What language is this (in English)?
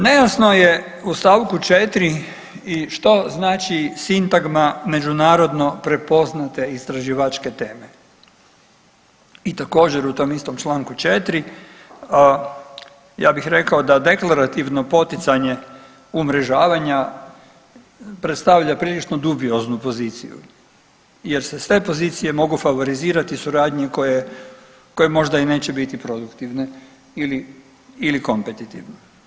Croatian